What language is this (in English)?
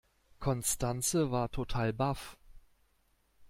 German